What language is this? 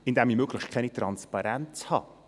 Swiss German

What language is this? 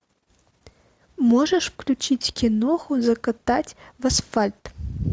Russian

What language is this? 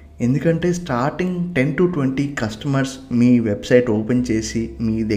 Telugu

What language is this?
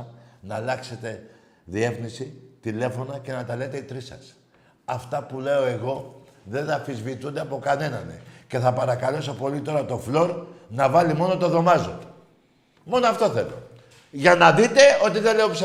Greek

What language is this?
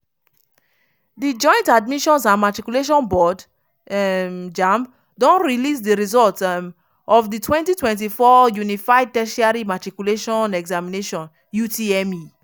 Nigerian Pidgin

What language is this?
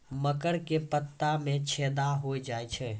Maithili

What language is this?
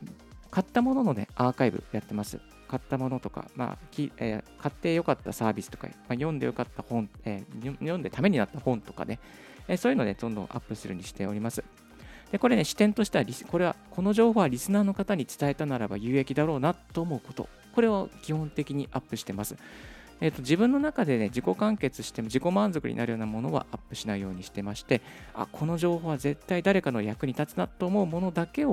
Japanese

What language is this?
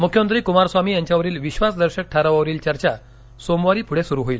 Marathi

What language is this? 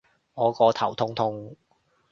Cantonese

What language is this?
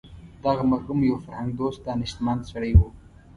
Pashto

